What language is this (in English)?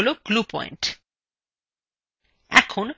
Bangla